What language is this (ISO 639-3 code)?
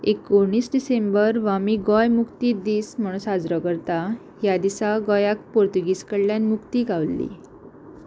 kok